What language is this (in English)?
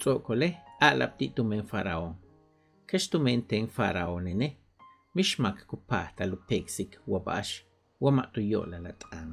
Italian